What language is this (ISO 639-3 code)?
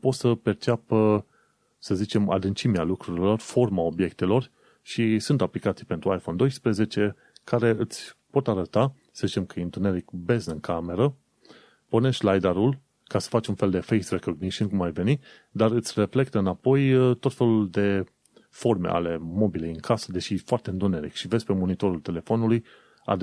ron